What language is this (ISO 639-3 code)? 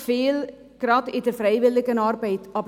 gsw